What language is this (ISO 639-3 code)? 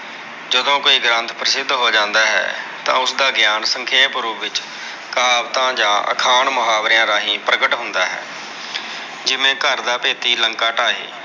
pan